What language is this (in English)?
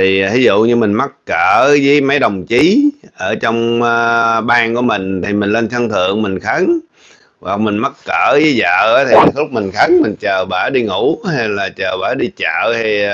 Vietnamese